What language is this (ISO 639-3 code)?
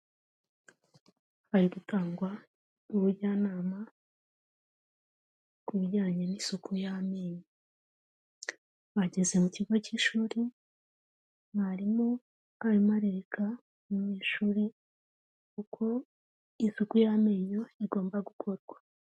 kin